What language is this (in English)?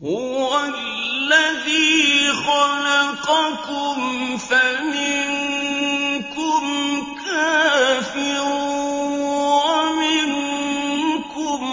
Arabic